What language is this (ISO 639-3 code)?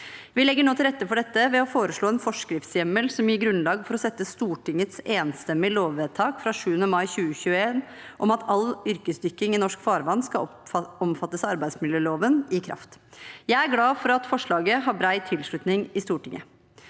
nor